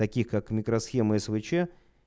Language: Russian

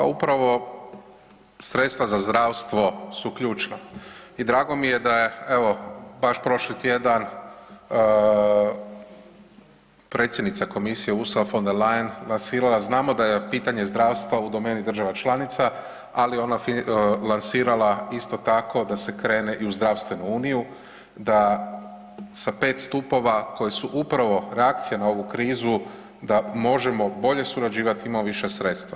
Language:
Croatian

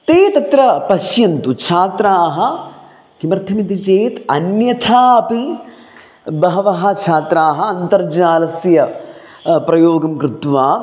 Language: Sanskrit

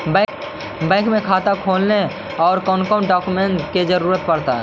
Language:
Magahi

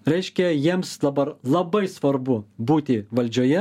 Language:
Lithuanian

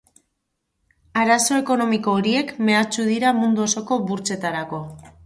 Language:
Basque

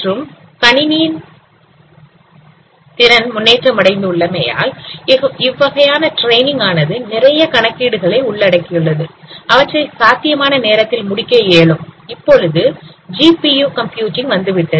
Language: Tamil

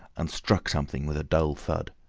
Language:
English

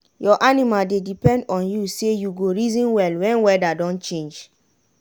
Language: Nigerian Pidgin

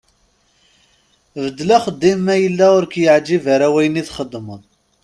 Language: Kabyle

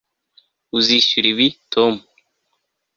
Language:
Kinyarwanda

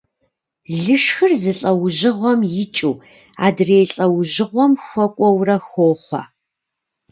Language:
Kabardian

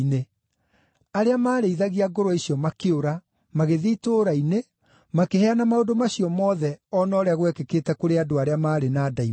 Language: Kikuyu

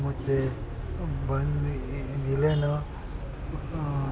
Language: Kannada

